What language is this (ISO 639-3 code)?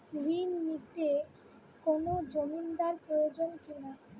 ben